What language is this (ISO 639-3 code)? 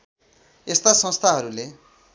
nep